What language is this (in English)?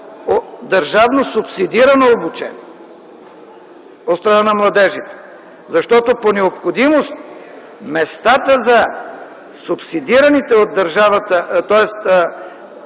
Bulgarian